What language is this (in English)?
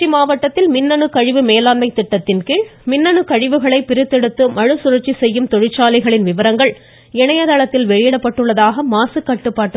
Tamil